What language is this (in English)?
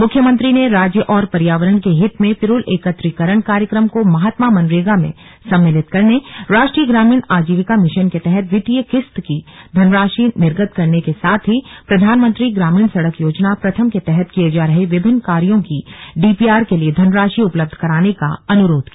Hindi